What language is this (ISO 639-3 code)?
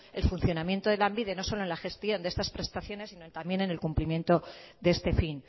spa